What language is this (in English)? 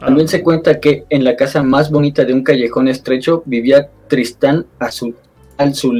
Spanish